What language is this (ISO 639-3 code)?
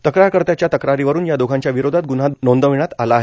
mar